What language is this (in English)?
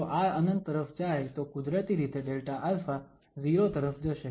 Gujarati